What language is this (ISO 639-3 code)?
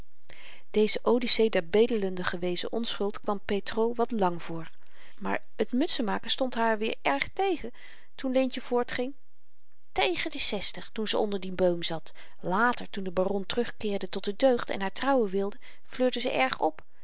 nld